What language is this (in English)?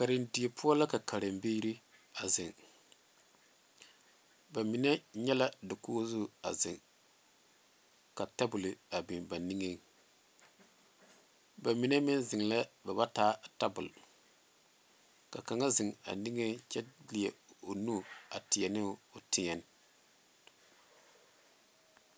Southern Dagaare